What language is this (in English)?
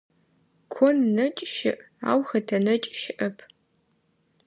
Adyghe